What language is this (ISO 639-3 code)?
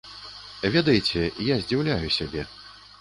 bel